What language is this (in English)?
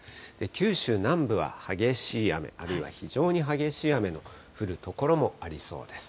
Japanese